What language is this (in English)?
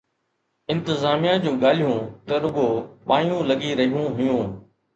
Sindhi